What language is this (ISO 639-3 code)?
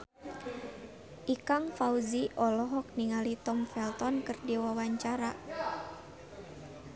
sun